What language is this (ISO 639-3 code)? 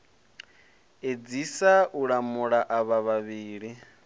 ven